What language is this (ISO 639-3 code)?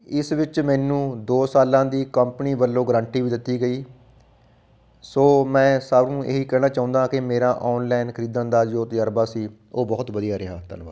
pan